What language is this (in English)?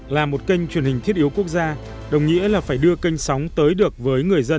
Vietnamese